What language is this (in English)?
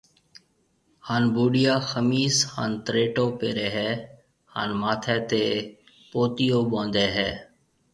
Marwari (Pakistan)